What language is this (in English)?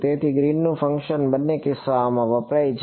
Gujarati